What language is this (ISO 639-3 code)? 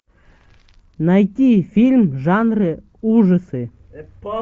rus